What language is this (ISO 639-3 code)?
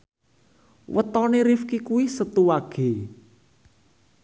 jav